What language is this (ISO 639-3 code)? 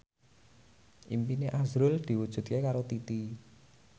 jav